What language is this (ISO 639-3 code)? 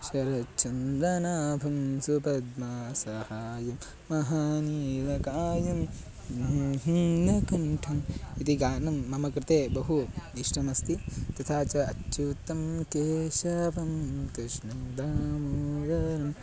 san